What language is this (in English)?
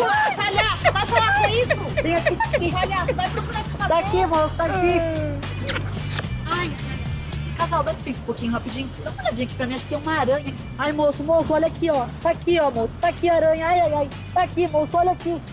Portuguese